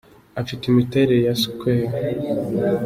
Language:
Kinyarwanda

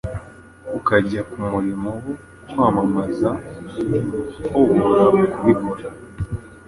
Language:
Kinyarwanda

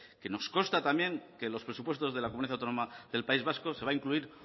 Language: Spanish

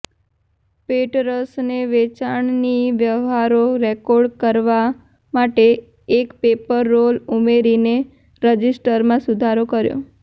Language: Gujarati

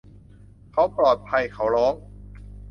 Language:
Thai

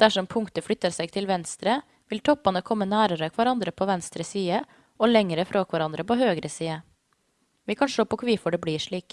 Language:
Norwegian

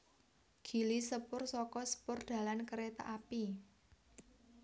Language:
Javanese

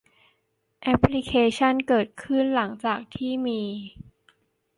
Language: Thai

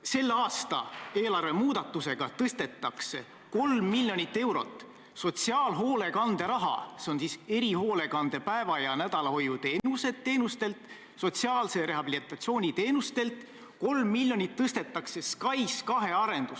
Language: Estonian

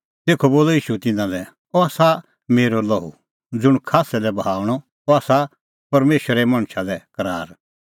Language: Kullu Pahari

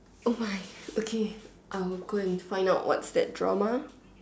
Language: English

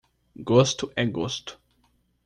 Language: Portuguese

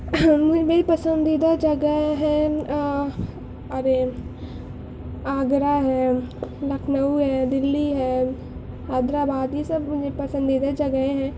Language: Urdu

